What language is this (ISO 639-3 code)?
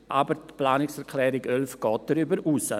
gsw